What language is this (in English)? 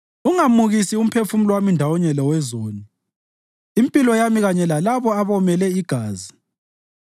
North Ndebele